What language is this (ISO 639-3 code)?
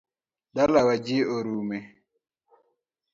luo